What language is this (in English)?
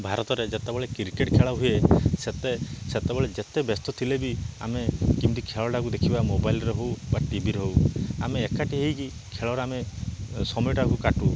Odia